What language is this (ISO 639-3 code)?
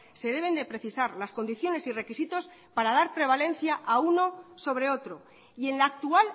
spa